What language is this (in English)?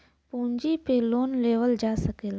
Bhojpuri